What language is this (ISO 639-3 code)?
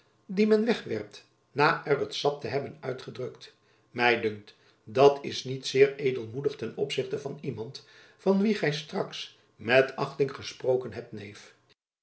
nld